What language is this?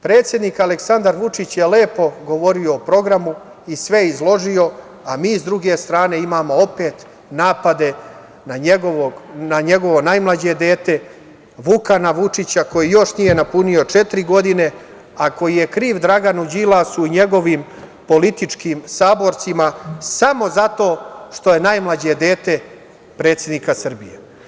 Serbian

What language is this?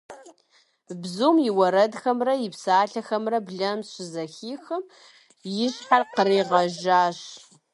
Kabardian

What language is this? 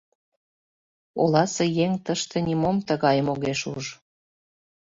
Mari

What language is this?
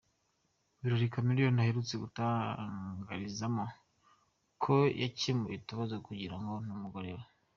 Kinyarwanda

